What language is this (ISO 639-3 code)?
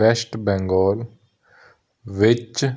pan